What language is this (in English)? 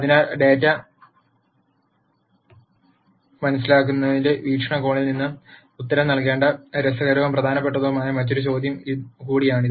Malayalam